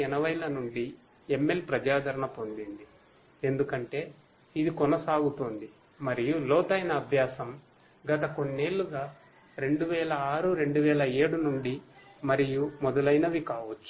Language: Telugu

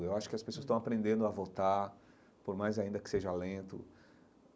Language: Portuguese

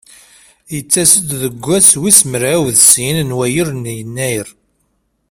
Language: Kabyle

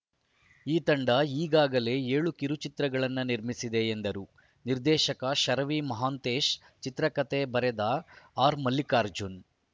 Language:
Kannada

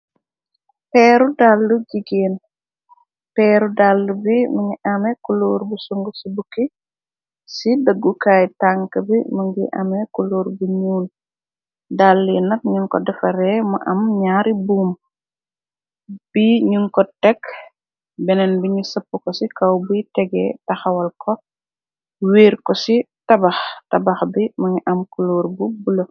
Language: Wolof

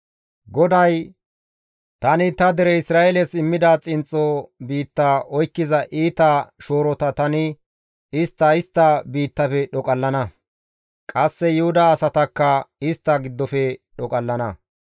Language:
Gamo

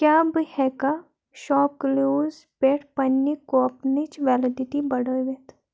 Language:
Kashmiri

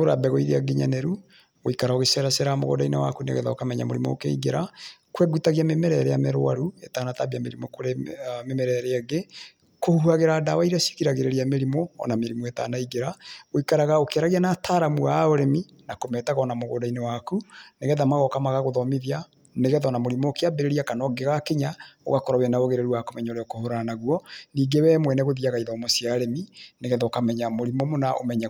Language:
Kikuyu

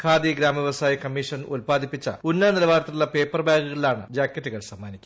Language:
Malayalam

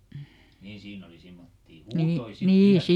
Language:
Finnish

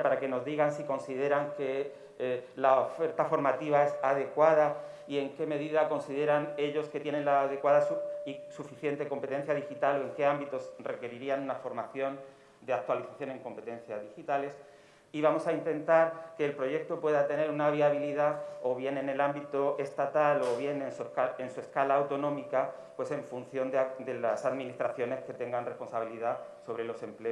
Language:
Spanish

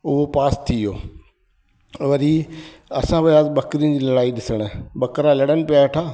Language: Sindhi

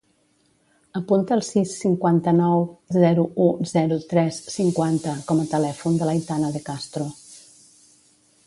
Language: Catalan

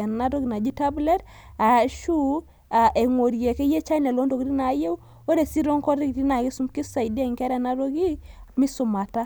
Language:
Masai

